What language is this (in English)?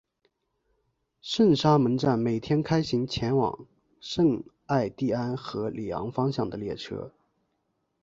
Chinese